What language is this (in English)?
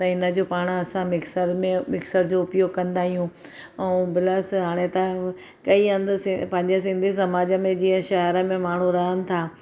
Sindhi